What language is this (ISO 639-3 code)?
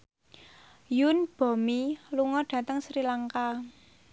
jav